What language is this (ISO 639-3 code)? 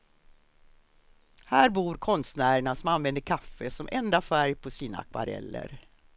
swe